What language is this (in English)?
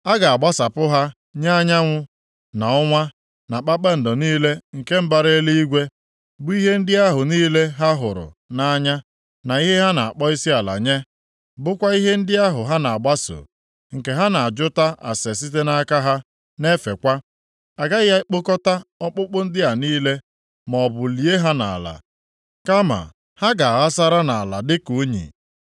Igbo